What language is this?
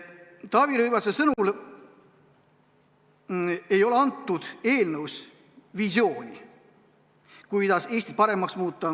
Estonian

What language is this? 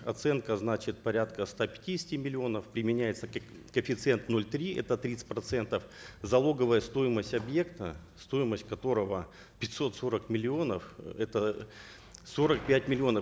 Kazakh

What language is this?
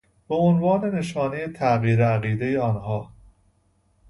Persian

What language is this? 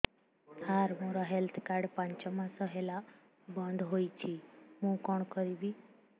Odia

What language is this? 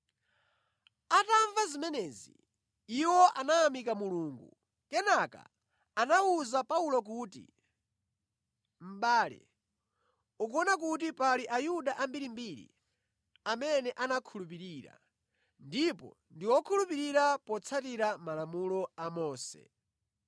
Nyanja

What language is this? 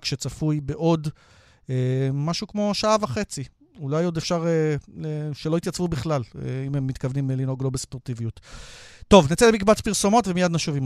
Hebrew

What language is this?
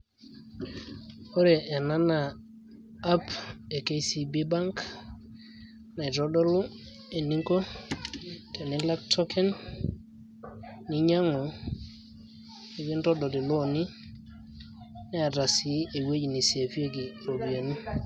Masai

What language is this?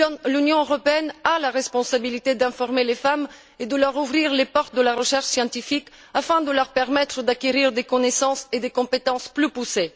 French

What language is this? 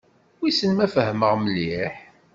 Kabyle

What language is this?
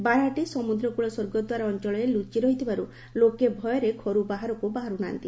Odia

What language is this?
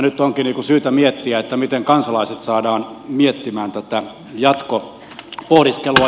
Finnish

